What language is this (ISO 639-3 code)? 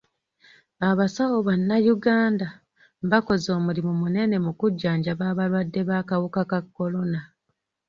lug